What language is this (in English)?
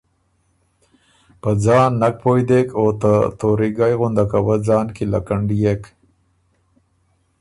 Ormuri